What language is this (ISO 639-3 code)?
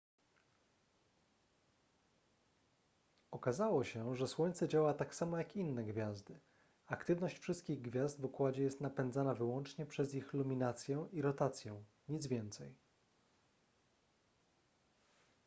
pol